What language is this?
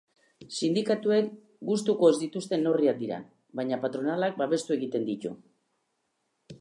Basque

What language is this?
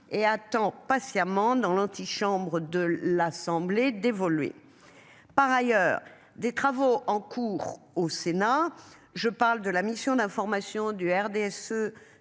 French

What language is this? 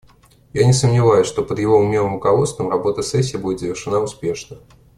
Russian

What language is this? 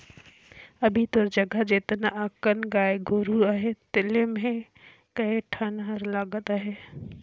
Chhattisgarhi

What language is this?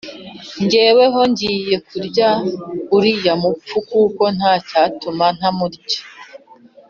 Kinyarwanda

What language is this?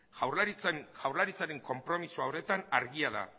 Basque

